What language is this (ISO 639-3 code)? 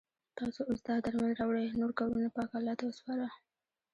pus